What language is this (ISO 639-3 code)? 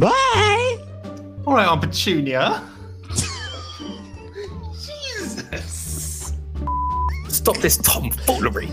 eng